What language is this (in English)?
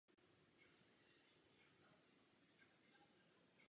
Czech